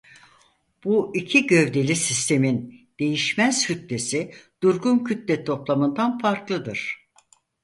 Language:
Turkish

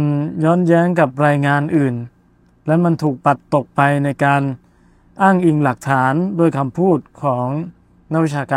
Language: Thai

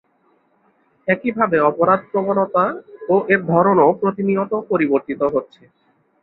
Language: Bangla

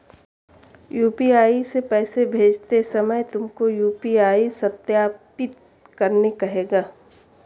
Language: Hindi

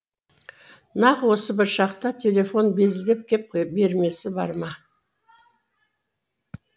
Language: Kazakh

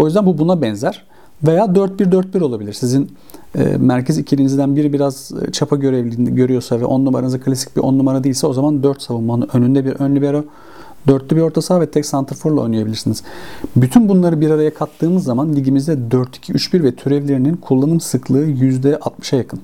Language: Turkish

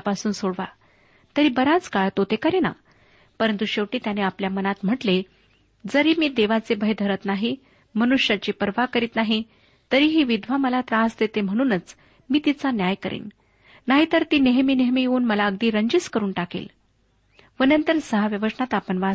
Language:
Marathi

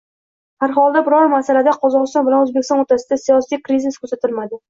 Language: Uzbek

